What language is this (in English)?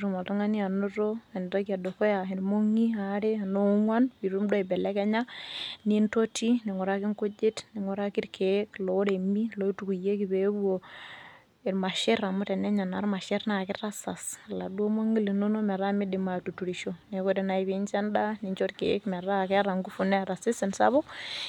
Masai